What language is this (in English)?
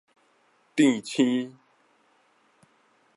Min Nan Chinese